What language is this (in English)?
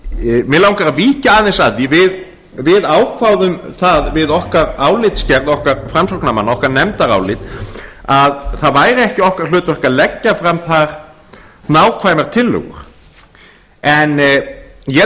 Icelandic